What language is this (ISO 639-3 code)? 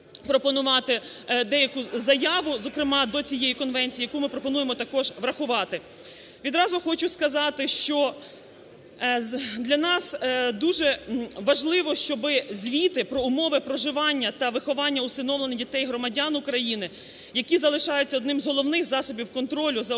ukr